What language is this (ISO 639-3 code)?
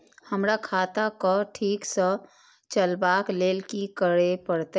mai